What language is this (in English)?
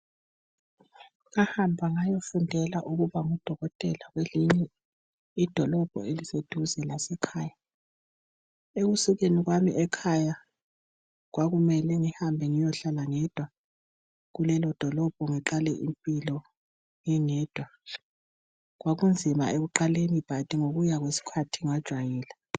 North Ndebele